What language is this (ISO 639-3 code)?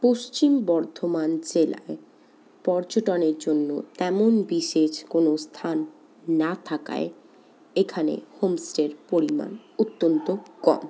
ben